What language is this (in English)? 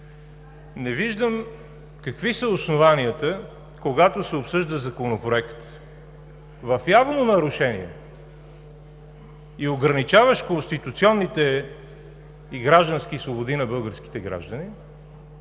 Bulgarian